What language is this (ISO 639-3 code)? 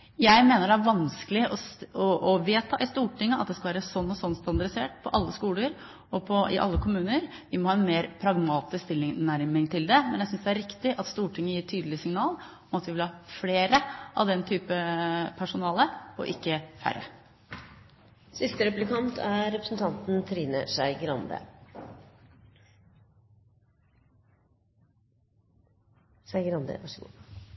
nor